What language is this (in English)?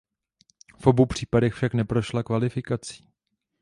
Czech